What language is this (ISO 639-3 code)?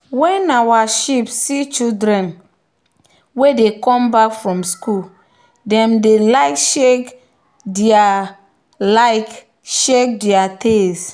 pcm